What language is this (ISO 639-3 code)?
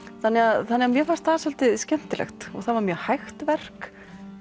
isl